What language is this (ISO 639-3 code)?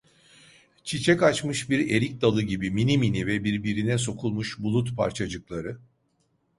tur